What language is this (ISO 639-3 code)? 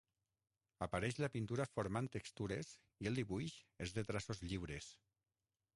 cat